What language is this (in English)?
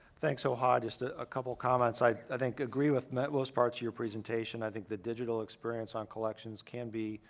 English